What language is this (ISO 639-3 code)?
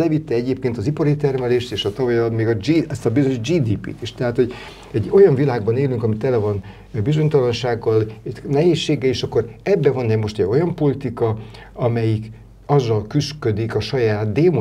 hun